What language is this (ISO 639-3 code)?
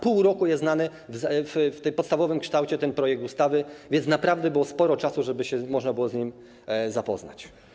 pol